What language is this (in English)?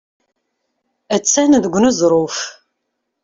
Kabyle